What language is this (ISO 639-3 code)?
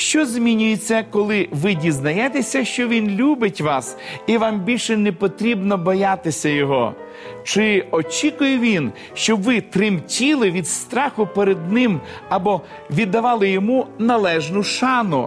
ukr